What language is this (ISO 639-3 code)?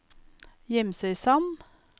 nor